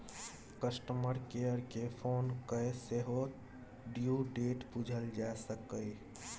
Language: Maithili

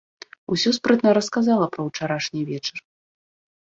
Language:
Belarusian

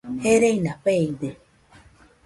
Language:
Nüpode Huitoto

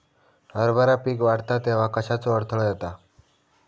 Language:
Marathi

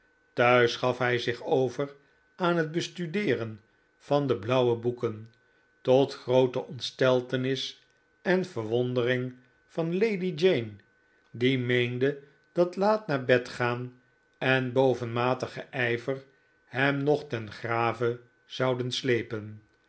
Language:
Dutch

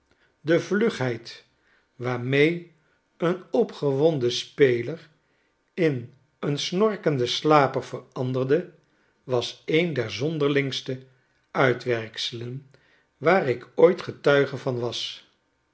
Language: Dutch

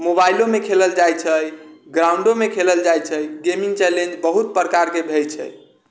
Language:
Maithili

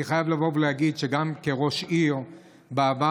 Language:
Hebrew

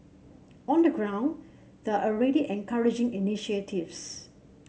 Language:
English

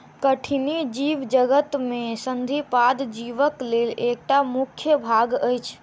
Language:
Maithili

